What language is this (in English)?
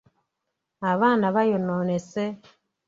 Ganda